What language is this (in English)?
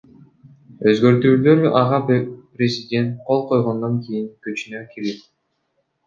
Kyrgyz